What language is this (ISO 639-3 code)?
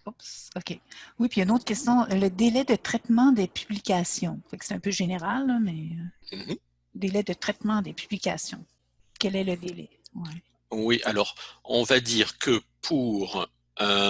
fra